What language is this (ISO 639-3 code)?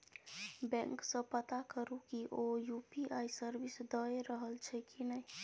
mai